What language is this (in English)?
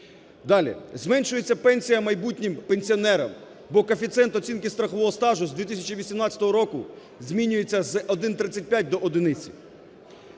Ukrainian